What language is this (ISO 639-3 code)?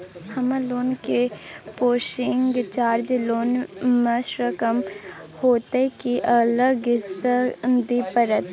mai